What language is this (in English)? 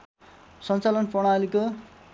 Nepali